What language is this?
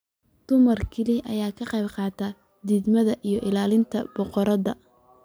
Somali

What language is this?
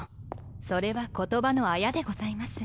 Japanese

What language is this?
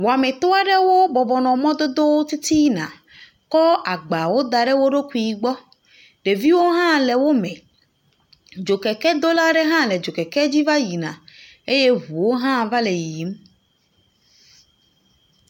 Ewe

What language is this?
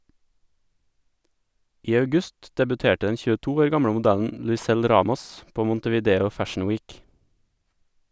Norwegian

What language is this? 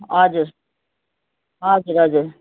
Nepali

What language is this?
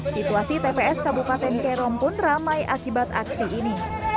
Indonesian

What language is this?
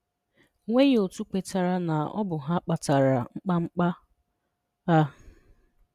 Igbo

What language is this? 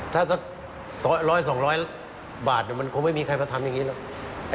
Thai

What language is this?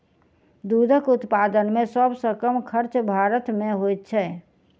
Maithili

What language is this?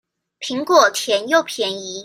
Chinese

